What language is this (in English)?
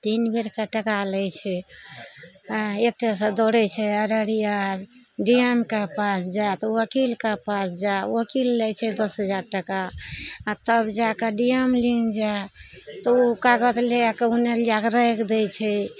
Maithili